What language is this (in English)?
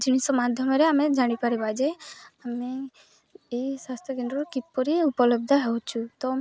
Odia